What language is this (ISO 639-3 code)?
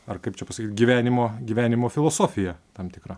lit